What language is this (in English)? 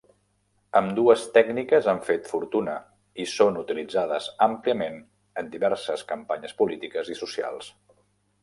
Catalan